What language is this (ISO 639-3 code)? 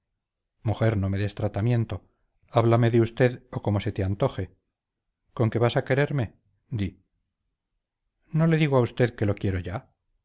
spa